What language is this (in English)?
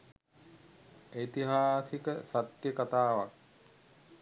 Sinhala